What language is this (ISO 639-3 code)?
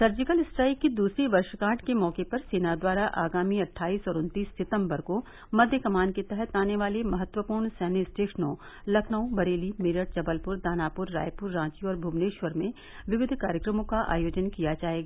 hin